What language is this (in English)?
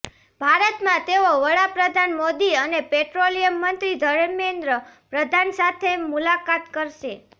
Gujarati